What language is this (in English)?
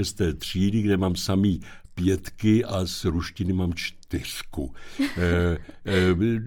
Czech